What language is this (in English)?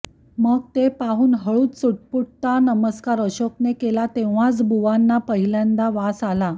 Marathi